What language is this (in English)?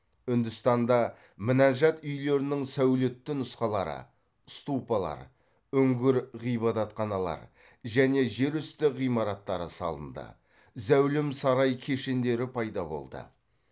Kazakh